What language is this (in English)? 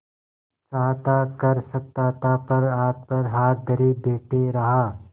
Hindi